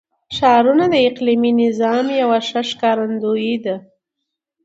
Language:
Pashto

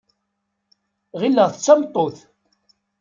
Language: Kabyle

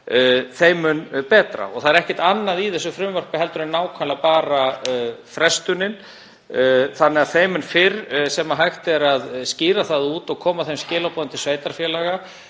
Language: Icelandic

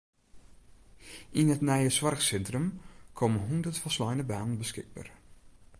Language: Western Frisian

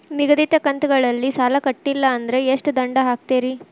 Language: Kannada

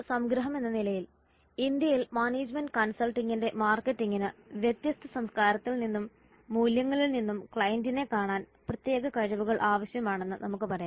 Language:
Malayalam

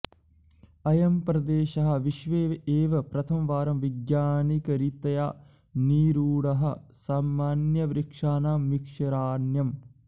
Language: Sanskrit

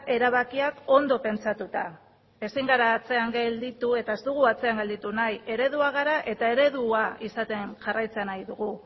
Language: Basque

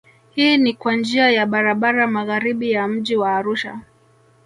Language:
Swahili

